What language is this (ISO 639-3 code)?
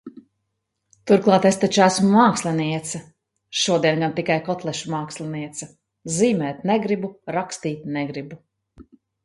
lav